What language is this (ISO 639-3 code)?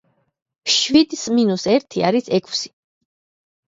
kat